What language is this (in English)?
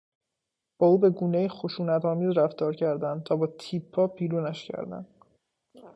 Persian